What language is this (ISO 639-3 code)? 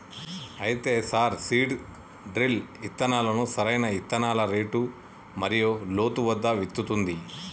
tel